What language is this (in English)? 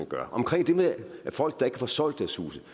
Danish